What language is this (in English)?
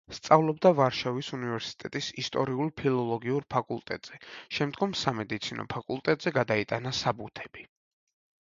Georgian